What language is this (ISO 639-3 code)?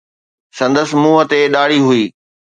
snd